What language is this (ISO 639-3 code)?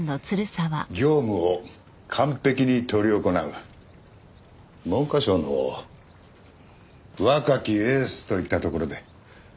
jpn